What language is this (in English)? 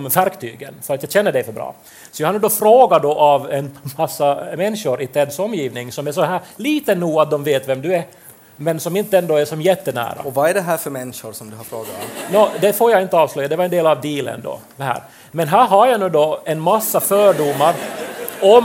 Swedish